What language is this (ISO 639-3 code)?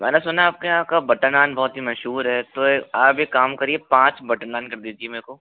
hin